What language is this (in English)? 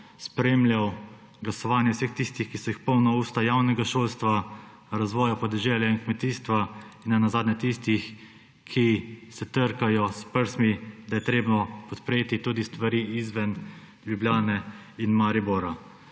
Slovenian